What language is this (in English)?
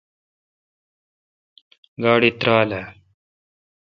Kalkoti